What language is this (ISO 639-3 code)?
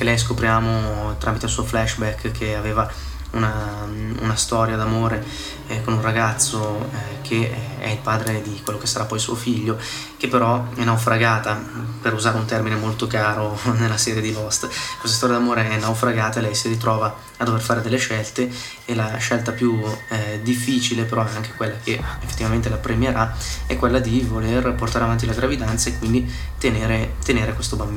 ita